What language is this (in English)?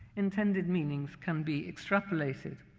English